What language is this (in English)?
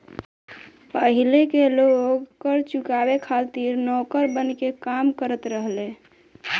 Bhojpuri